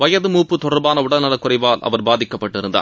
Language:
Tamil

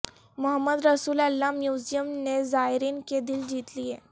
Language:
Urdu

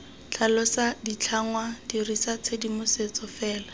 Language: Tswana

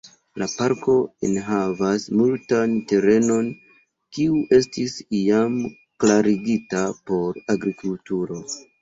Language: Esperanto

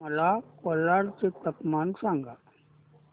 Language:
Marathi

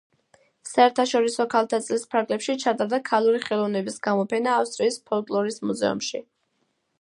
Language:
Georgian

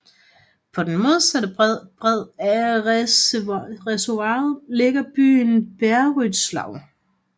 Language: Danish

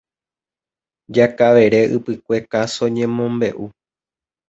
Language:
Guarani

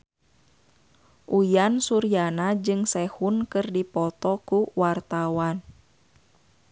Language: Sundanese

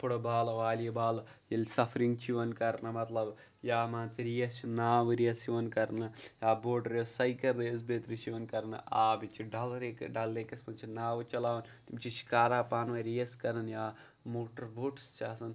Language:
Kashmiri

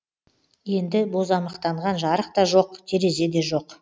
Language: Kazakh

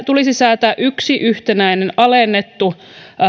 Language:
Finnish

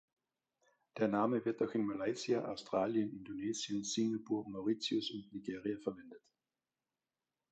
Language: German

